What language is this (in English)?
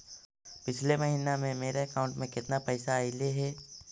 Magahi